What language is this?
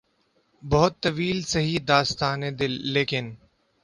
Urdu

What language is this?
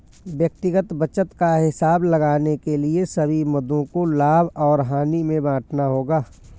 Hindi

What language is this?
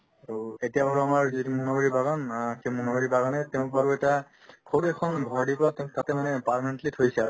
Assamese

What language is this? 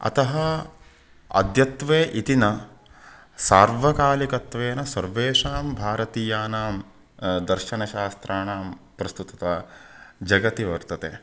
Sanskrit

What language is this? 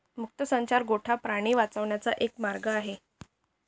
Marathi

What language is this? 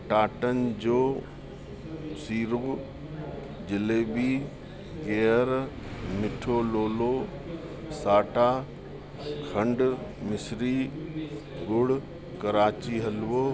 Sindhi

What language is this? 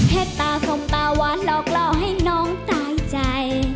Thai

